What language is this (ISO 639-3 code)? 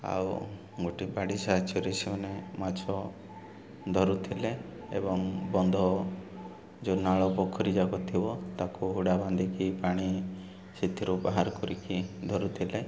ori